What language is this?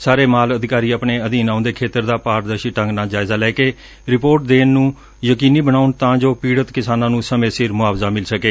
Punjabi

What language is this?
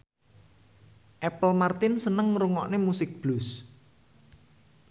Javanese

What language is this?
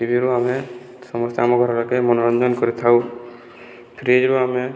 Odia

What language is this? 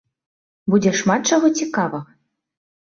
Belarusian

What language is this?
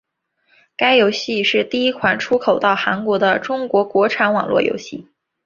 Chinese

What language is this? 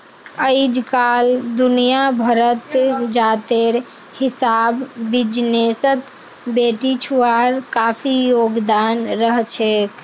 Magahi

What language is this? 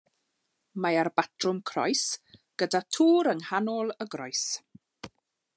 Welsh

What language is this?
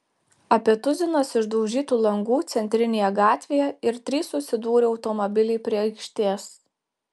Lithuanian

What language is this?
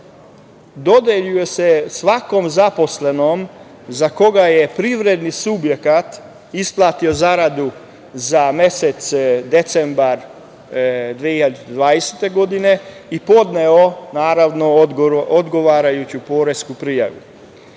Serbian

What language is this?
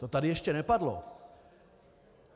Czech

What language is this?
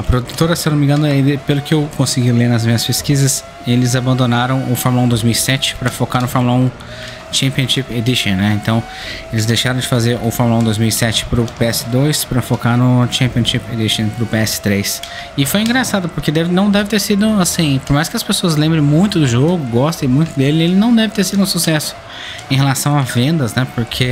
Portuguese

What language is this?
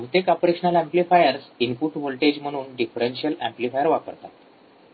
Marathi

